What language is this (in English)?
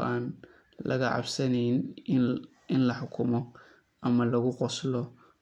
Somali